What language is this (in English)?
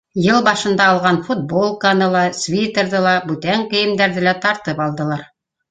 Bashkir